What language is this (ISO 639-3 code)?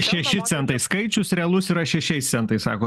lit